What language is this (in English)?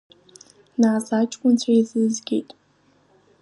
Abkhazian